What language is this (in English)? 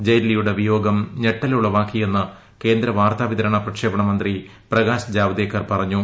Malayalam